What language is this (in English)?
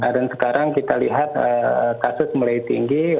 Indonesian